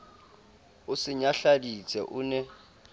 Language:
Southern Sotho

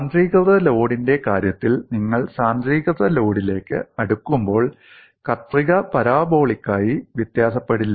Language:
Malayalam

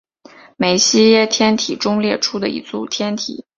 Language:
Chinese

